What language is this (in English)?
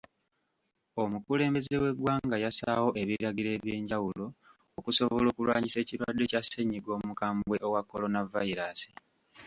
Ganda